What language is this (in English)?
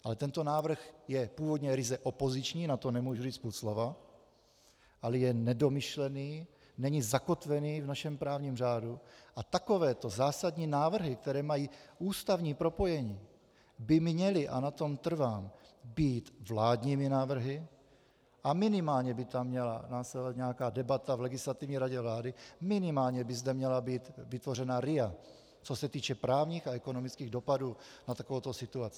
Czech